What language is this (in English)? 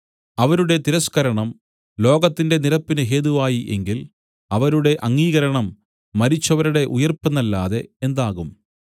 Malayalam